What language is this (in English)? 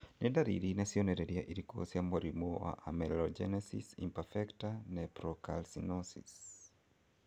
Kikuyu